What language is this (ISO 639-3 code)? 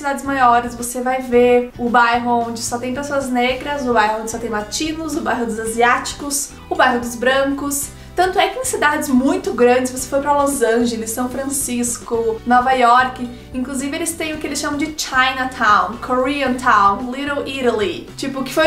por